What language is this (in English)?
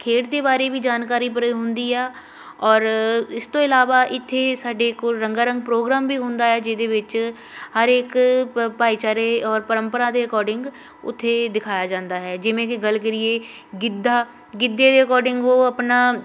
Punjabi